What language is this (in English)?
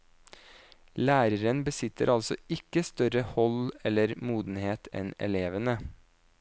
Norwegian